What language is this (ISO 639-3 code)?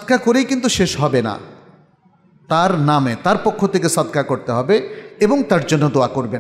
ara